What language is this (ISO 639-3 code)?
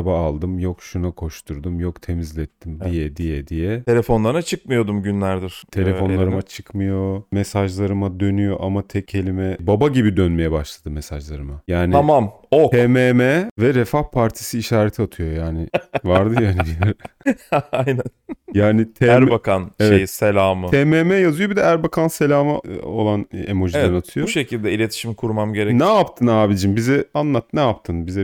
tur